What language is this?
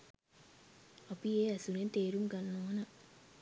Sinhala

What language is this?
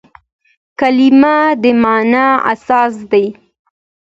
Pashto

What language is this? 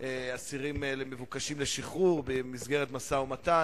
Hebrew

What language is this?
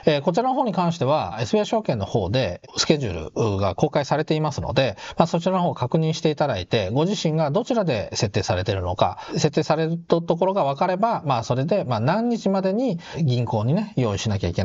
Japanese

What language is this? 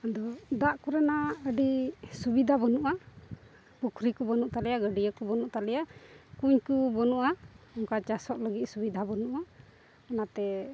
Santali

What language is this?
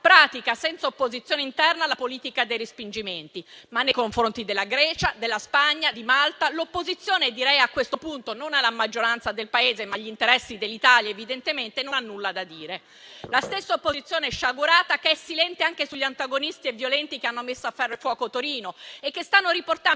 Italian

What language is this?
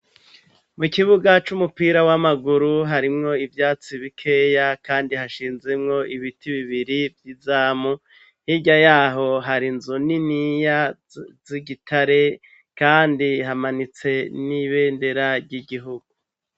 Rundi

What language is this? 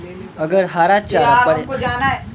Bhojpuri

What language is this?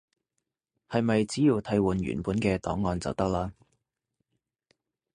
Cantonese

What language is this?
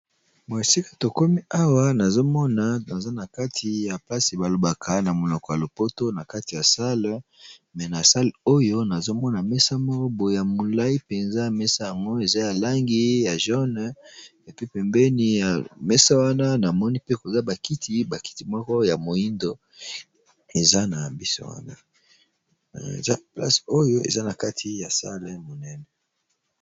Lingala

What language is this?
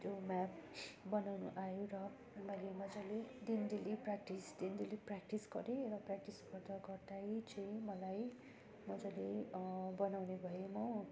Nepali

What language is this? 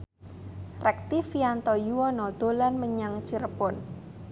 Javanese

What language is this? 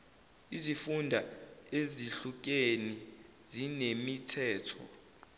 Zulu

